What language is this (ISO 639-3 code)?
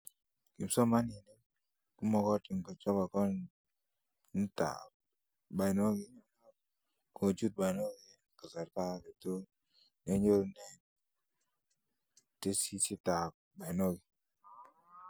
kln